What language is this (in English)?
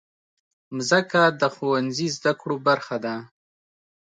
Pashto